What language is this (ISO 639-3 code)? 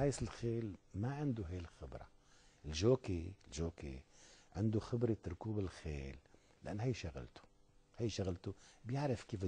ara